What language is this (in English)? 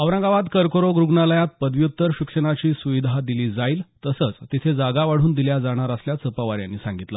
Marathi